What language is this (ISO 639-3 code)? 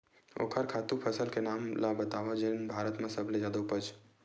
hne